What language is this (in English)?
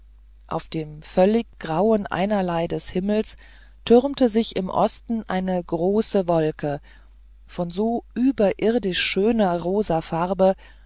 German